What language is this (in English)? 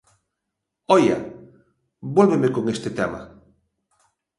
Galician